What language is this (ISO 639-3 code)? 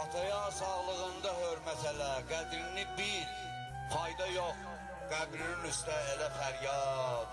tur